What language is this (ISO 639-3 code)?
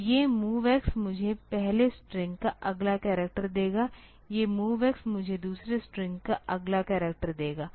hin